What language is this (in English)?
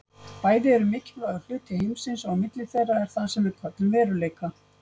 Icelandic